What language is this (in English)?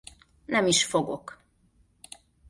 Hungarian